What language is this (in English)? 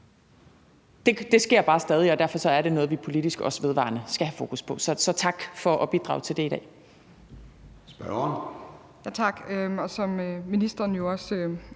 Danish